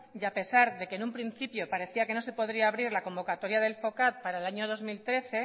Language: Spanish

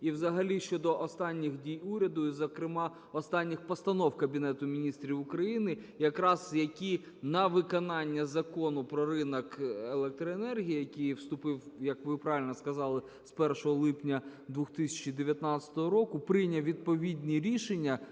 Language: Ukrainian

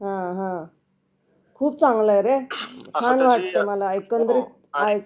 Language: Marathi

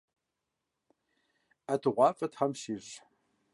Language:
Kabardian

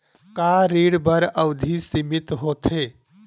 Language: Chhattisgarhi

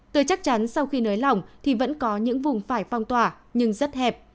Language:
Vietnamese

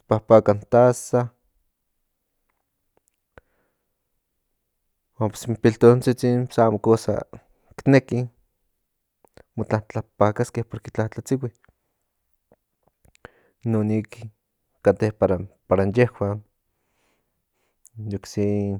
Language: Central Nahuatl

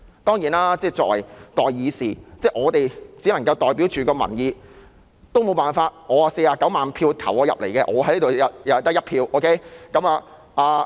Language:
Cantonese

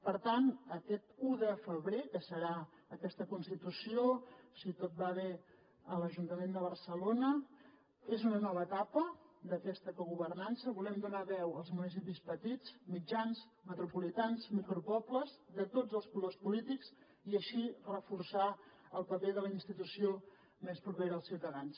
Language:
Catalan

